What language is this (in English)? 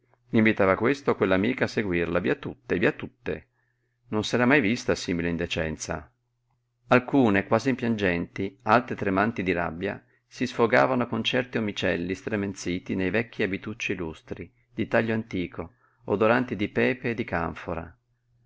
Italian